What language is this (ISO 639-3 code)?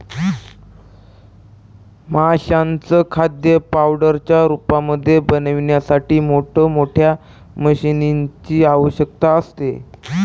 mar